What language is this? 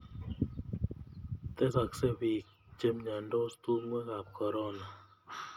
Kalenjin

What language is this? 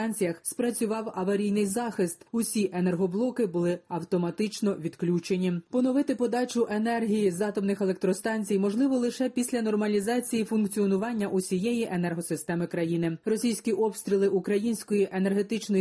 Ukrainian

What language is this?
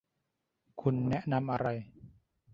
Thai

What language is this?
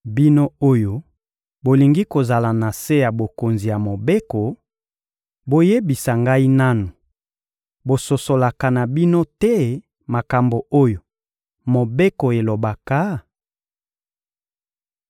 Lingala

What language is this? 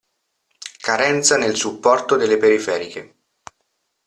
Italian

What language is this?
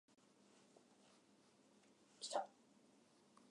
Japanese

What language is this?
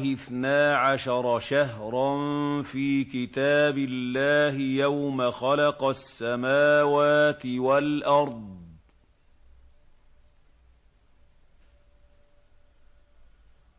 Arabic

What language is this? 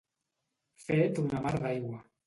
Catalan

